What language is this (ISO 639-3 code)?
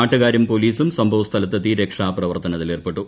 mal